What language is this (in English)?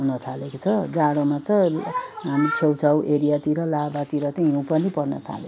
Nepali